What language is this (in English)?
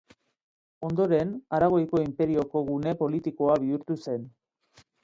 Basque